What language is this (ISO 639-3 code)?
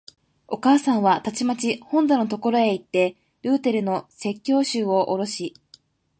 jpn